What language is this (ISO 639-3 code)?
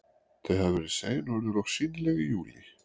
isl